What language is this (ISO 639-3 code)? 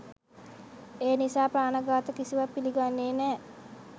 sin